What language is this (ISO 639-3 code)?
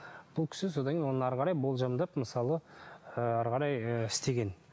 kaz